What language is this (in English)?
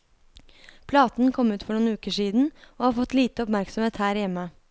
Norwegian